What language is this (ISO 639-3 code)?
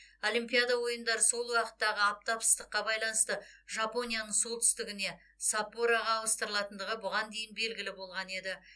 kaz